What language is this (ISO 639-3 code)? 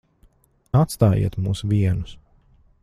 lav